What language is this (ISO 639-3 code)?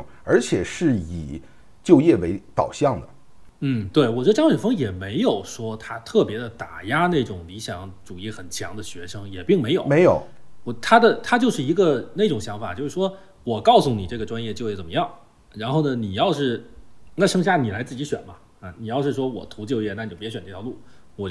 zho